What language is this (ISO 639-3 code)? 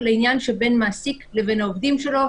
heb